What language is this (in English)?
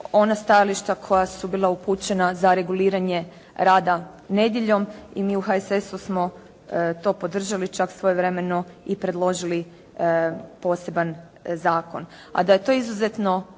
Croatian